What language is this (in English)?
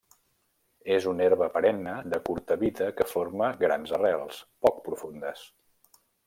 Catalan